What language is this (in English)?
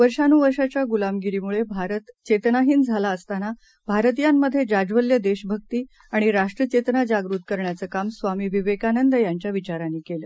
Marathi